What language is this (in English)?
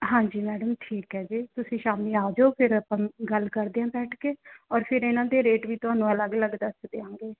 Punjabi